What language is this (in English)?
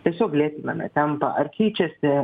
Lithuanian